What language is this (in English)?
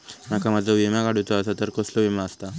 Marathi